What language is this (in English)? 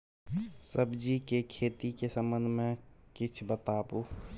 Maithili